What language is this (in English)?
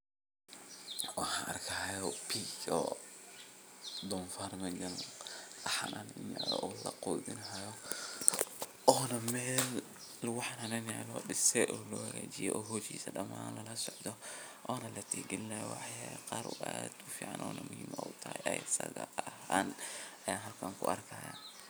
Somali